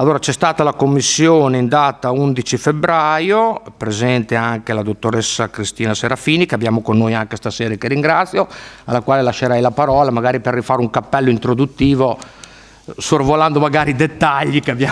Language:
Italian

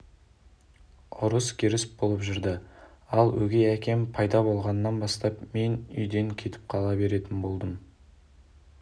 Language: Kazakh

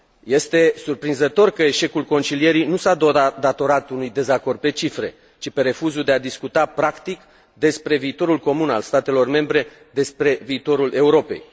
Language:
Romanian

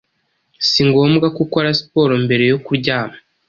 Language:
Kinyarwanda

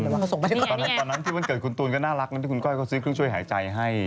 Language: Thai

